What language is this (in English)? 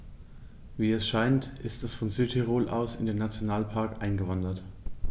German